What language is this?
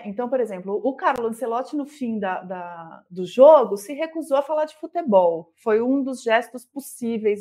Portuguese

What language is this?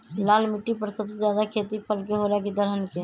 Magahi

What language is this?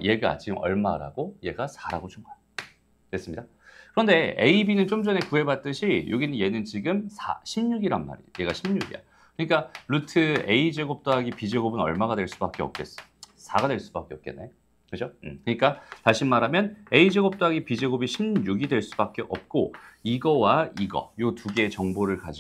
Korean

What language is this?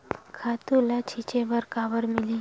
Chhattisgarhi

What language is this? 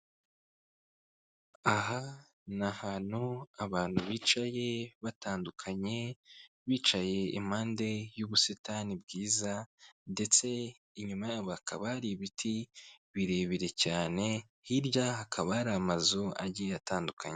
Kinyarwanda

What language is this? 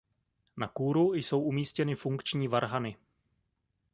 Czech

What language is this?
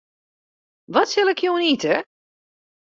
Western Frisian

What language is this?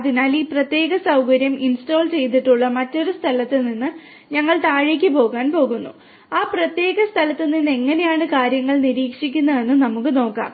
Malayalam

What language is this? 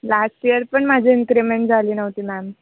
Marathi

